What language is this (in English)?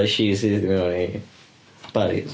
Welsh